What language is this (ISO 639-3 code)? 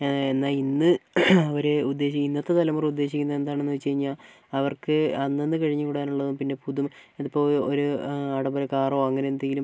mal